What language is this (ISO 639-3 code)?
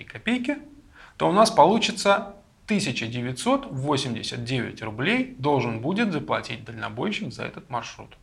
rus